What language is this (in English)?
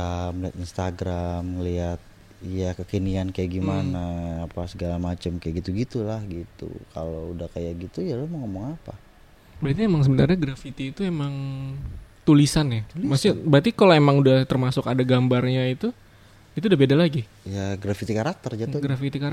Indonesian